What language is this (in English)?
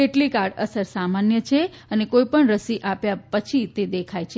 Gujarati